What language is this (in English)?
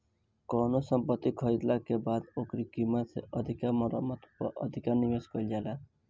Bhojpuri